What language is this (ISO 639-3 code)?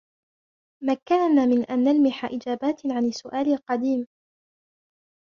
ara